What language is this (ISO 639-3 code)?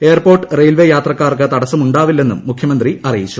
mal